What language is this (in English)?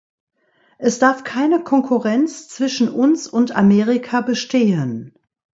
German